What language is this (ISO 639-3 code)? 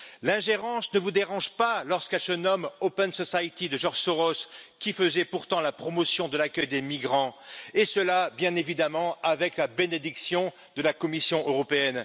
fra